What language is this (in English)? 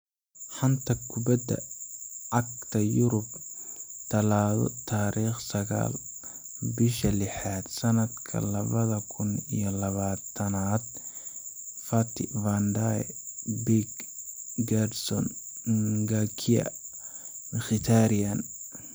Somali